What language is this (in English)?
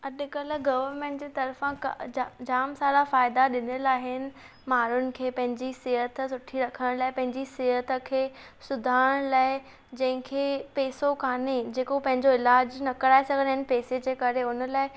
Sindhi